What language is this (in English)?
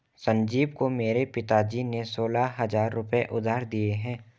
Hindi